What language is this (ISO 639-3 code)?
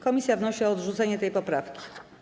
pol